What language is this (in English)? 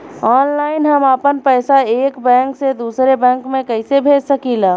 Bhojpuri